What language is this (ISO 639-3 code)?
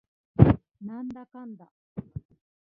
jpn